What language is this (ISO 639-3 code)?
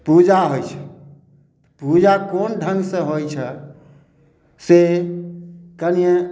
mai